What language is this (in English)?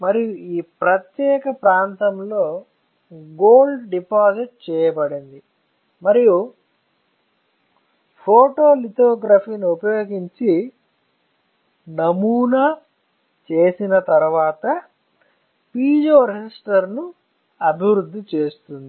Telugu